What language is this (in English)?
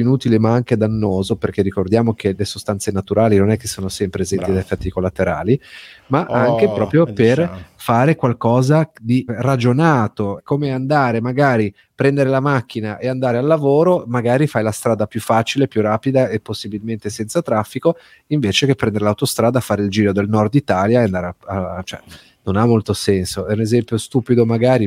Italian